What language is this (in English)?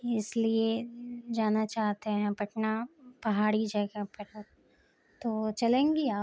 Urdu